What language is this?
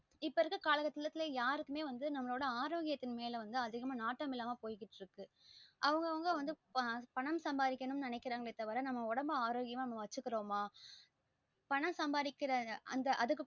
Tamil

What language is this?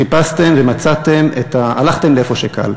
Hebrew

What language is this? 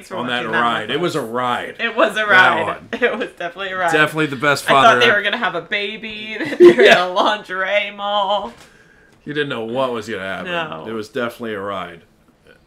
English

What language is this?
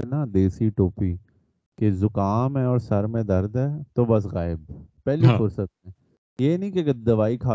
Urdu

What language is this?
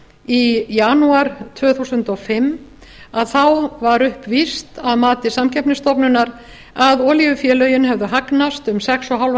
Icelandic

